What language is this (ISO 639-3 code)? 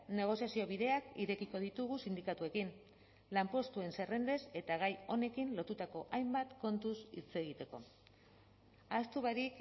eus